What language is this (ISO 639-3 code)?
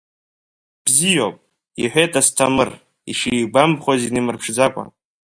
abk